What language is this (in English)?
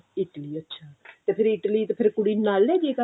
Punjabi